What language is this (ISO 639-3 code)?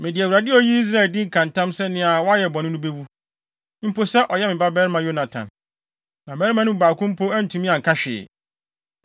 aka